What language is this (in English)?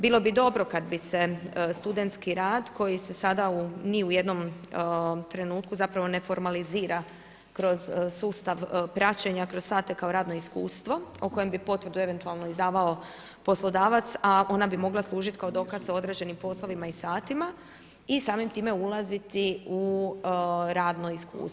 Croatian